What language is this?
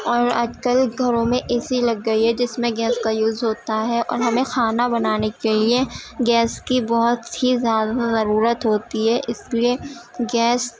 Urdu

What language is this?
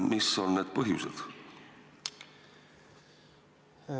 Estonian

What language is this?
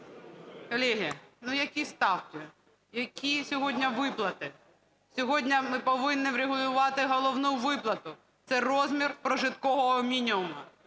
Ukrainian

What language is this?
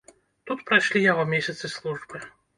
Belarusian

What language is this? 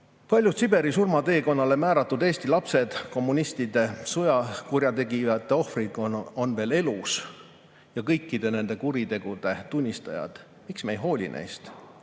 Estonian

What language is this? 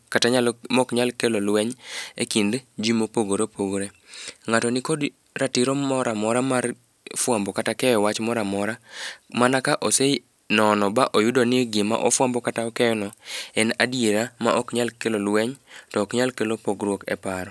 Luo (Kenya and Tanzania)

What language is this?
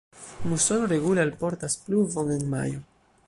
Esperanto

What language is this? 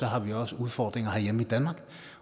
Danish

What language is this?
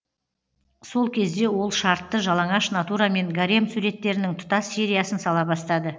Kazakh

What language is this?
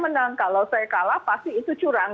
Indonesian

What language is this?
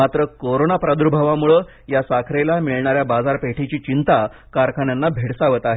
Marathi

